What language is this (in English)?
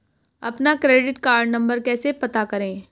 Hindi